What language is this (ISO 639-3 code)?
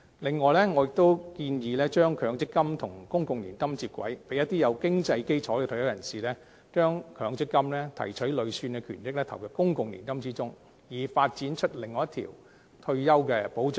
yue